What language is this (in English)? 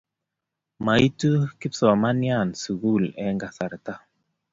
Kalenjin